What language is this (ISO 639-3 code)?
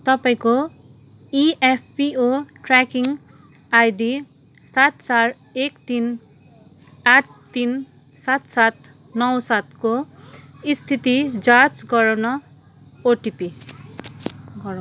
nep